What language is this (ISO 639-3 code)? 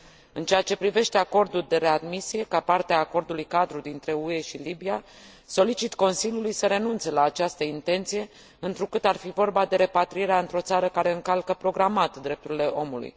ron